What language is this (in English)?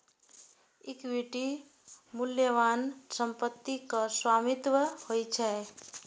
Maithili